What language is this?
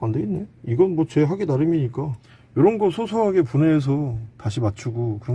Korean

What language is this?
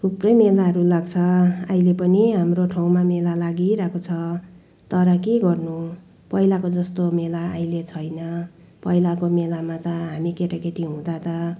Nepali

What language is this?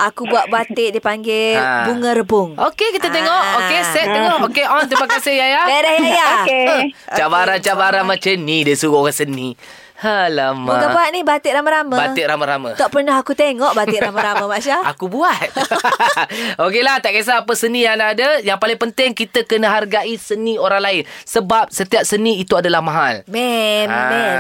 Malay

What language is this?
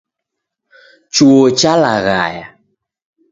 Taita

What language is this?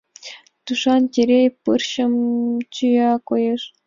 Mari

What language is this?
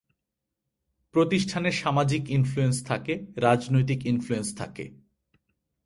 Bangla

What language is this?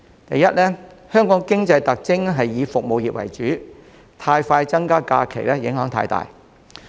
Cantonese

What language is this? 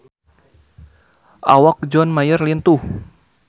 Sundanese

